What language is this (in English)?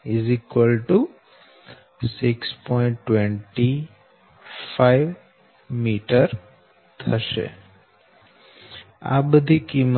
Gujarati